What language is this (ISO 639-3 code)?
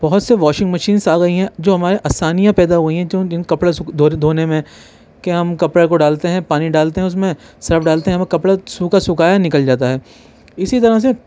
urd